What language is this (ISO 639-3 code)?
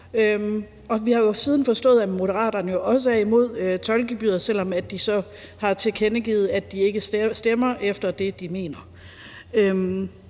dan